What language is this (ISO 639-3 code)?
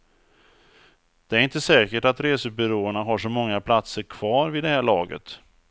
swe